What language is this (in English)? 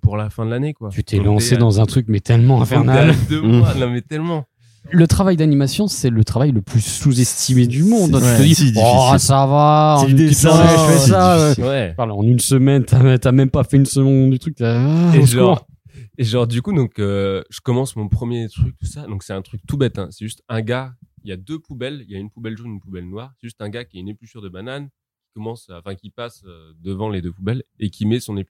French